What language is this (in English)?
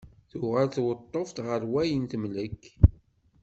Kabyle